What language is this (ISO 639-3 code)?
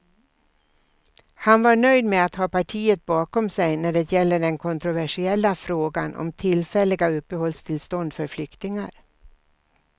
swe